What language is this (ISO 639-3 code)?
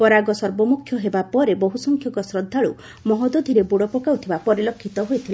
ori